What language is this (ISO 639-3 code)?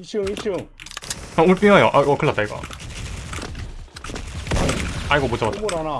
kor